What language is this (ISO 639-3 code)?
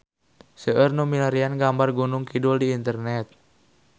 sun